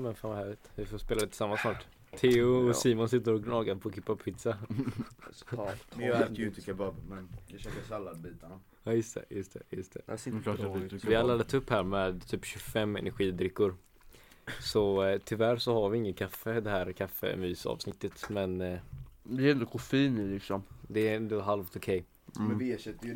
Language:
Swedish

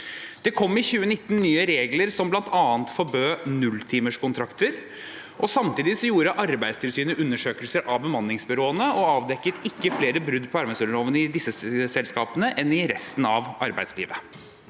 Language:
Norwegian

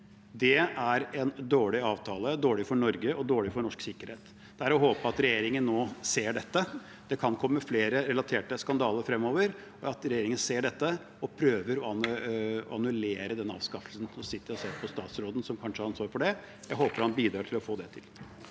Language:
Norwegian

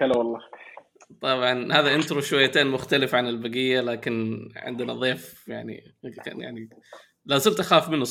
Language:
Arabic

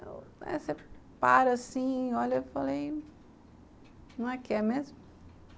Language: Portuguese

